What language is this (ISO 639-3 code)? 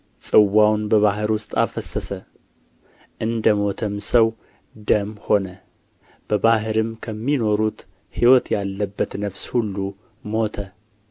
amh